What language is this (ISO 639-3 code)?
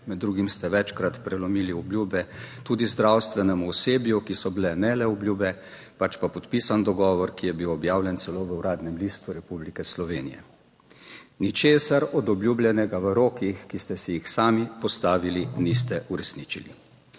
slv